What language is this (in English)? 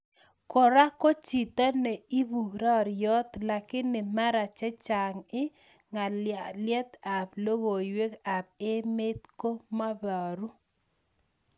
Kalenjin